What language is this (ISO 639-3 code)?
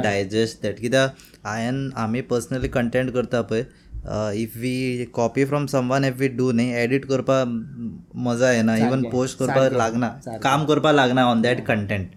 hin